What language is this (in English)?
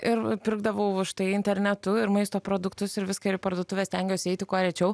Lithuanian